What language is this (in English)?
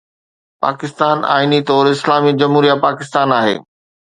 Sindhi